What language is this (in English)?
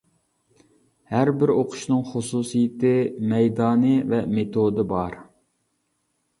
Uyghur